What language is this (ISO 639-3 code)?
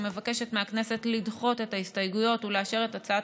heb